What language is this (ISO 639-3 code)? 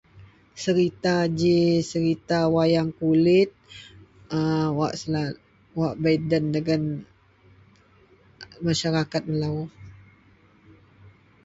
mel